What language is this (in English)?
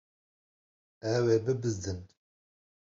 Kurdish